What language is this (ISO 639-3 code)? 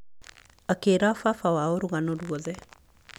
kik